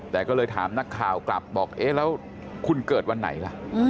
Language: Thai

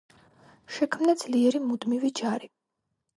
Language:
Georgian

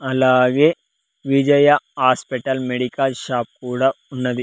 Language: Telugu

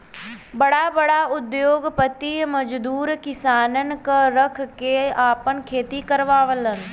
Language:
Bhojpuri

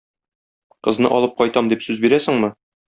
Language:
Tatar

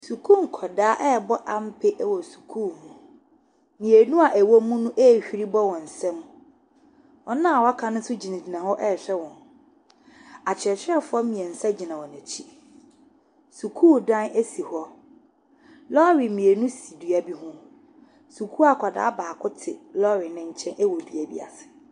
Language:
Akan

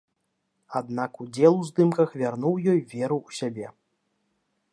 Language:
Belarusian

